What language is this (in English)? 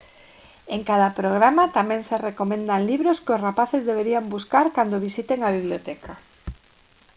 Galician